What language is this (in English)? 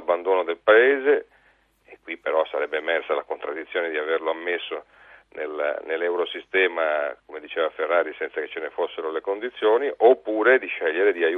Italian